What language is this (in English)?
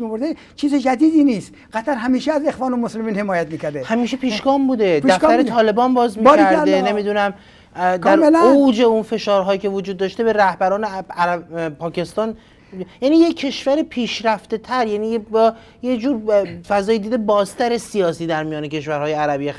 Persian